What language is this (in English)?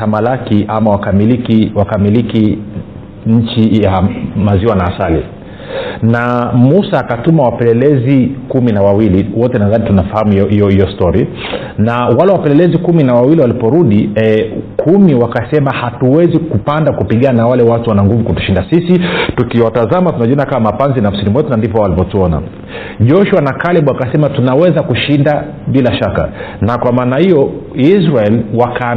Swahili